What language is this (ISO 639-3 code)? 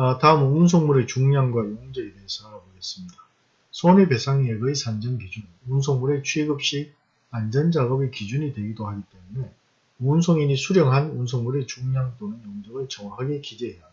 kor